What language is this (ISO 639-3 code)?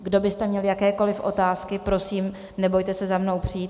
ces